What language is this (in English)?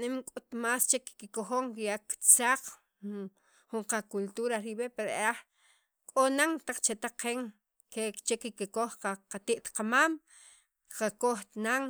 Sacapulteco